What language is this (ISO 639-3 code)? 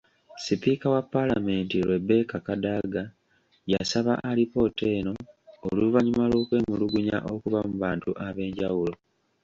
lug